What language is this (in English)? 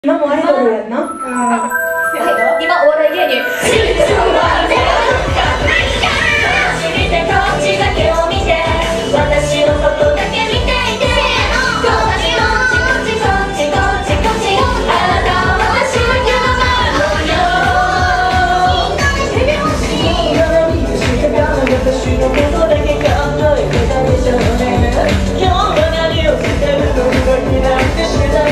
Korean